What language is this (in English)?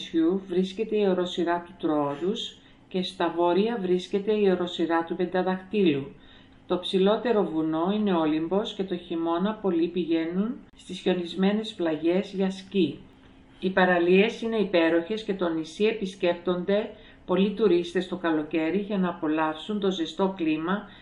Greek